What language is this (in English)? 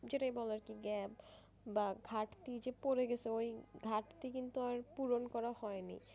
Bangla